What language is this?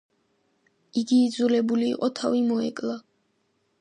Georgian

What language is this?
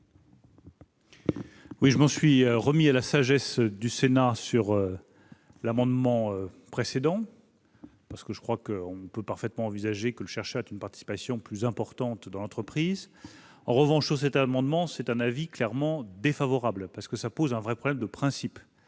French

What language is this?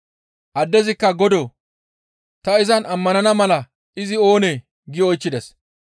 Gamo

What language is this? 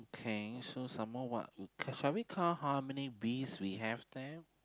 English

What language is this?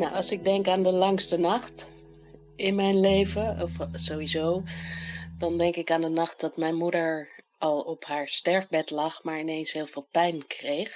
Dutch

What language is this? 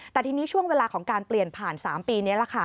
Thai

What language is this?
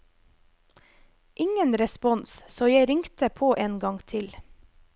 Norwegian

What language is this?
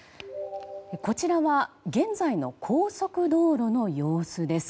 Japanese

